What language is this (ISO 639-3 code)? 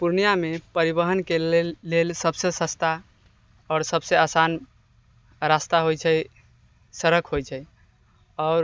mai